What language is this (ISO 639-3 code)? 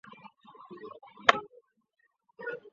zho